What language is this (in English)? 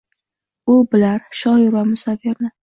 Uzbek